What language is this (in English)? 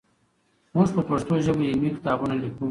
Pashto